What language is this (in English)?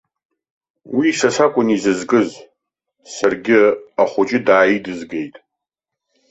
Abkhazian